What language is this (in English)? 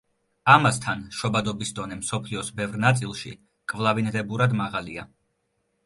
Georgian